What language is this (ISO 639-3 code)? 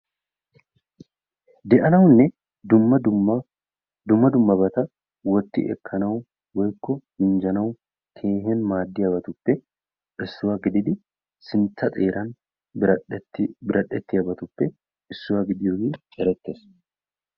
wal